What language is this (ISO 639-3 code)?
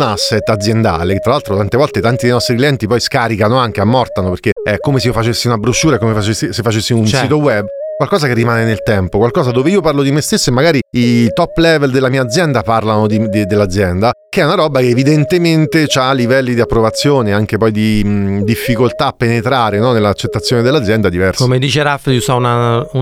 ita